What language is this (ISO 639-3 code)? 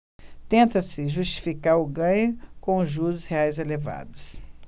por